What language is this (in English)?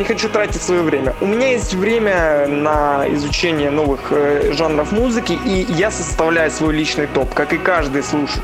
Russian